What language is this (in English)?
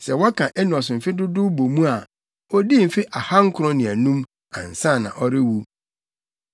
Akan